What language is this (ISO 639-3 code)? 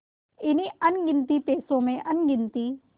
hin